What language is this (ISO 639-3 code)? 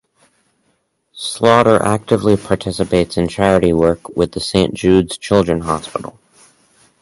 eng